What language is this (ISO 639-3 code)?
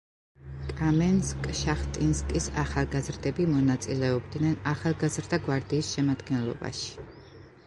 kat